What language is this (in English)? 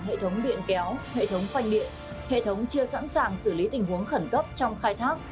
Vietnamese